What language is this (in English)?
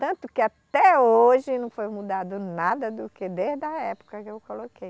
Portuguese